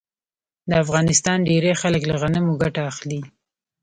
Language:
Pashto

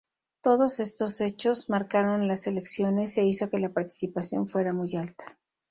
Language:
Spanish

